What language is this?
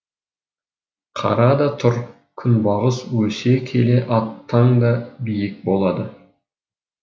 Kazakh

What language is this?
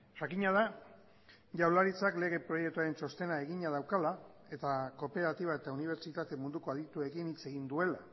Basque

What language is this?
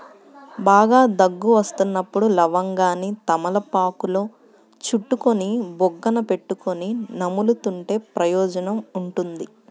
Telugu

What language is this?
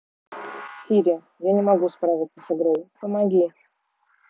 Russian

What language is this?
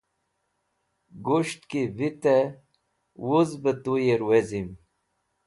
Wakhi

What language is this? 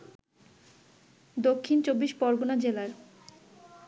Bangla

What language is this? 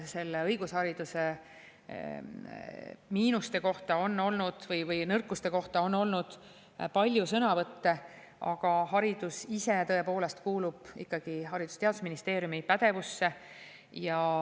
Estonian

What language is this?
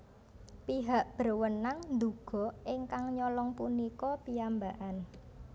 Javanese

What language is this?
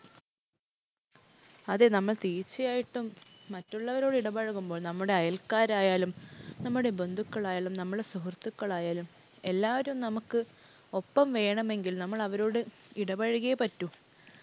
Malayalam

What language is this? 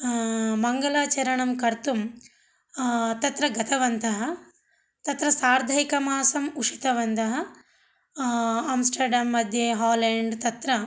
Sanskrit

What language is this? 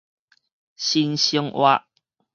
Min Nan Chinese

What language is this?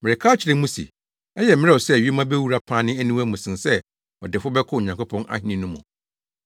Akan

